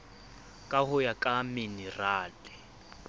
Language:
Southern Sotho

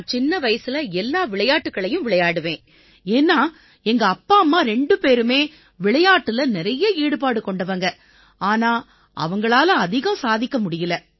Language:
Tamil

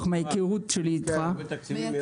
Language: Hebrew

